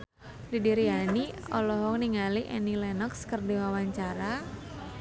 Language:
Sundanese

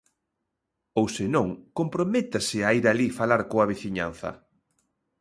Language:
Galician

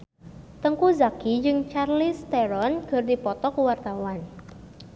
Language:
Sundanese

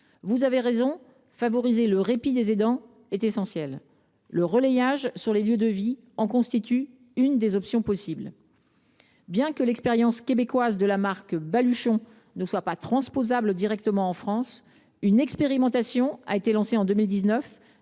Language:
French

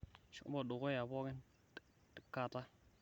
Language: Masai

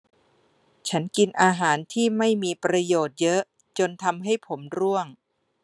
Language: Thai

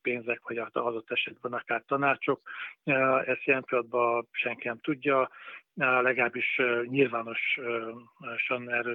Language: Hungarian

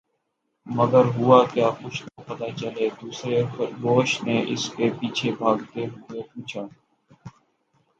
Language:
Urdu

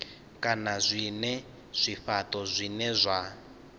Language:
Venda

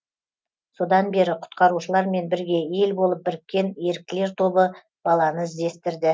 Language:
Kazakh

